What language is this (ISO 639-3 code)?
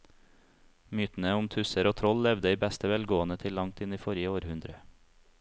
nor